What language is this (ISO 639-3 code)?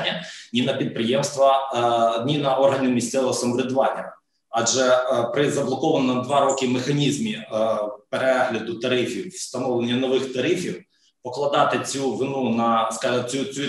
ukr